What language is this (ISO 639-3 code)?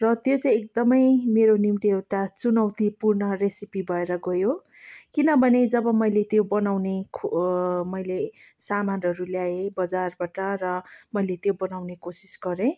nep